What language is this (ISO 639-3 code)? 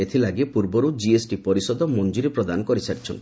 ori